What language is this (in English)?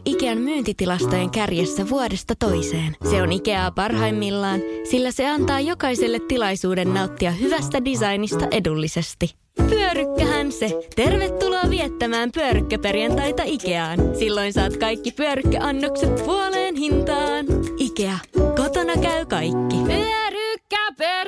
Finnish